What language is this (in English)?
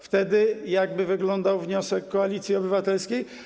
Polish